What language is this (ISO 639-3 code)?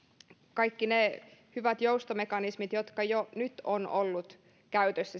fin